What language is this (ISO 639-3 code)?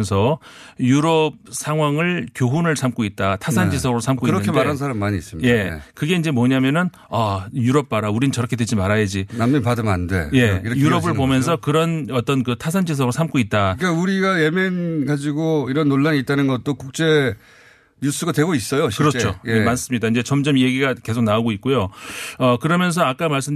kor